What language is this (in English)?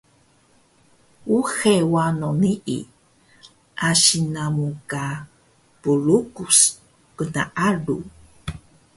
Taroko